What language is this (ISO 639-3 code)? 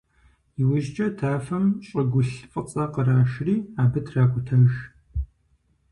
kbd